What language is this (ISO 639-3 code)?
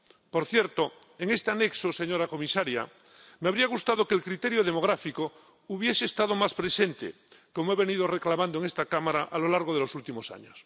spa